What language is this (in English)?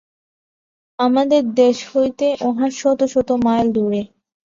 Bangla